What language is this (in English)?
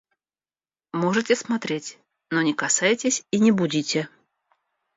Russian